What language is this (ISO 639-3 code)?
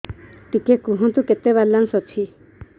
ori